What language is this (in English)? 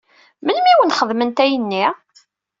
Kabyle